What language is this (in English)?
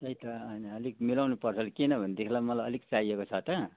Nepali